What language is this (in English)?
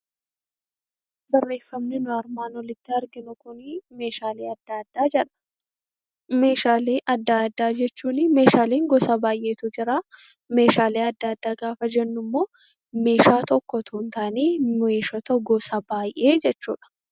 Oromo